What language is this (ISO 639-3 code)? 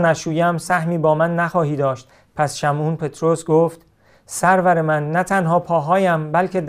fas